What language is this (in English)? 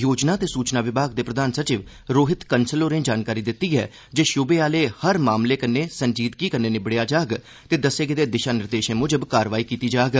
Dogri